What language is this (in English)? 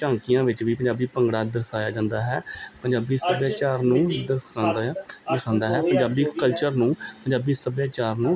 Punjabi